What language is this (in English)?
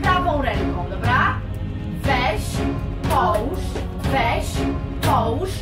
Polish